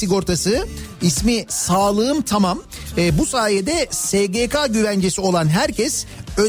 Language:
Turkish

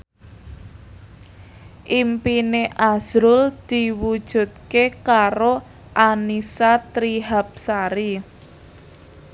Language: Javanese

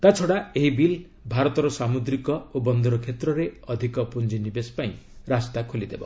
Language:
Odia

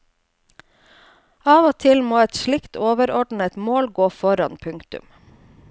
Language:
Norwegian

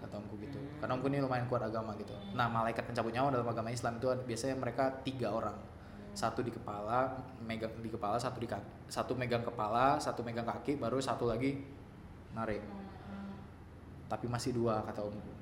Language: Indonesian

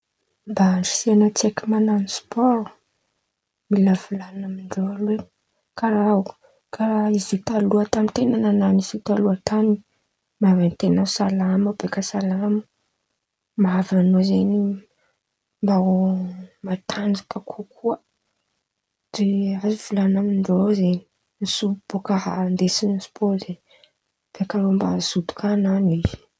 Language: Antankarana Malagasy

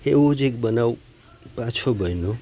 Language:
Gujarati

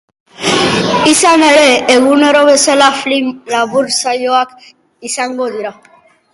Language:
Basque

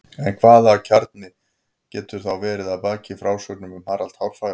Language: Icelandic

